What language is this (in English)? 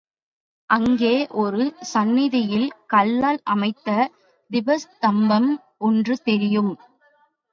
Tamil